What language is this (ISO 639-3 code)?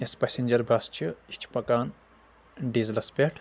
kas